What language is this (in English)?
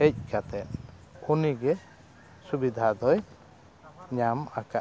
Santali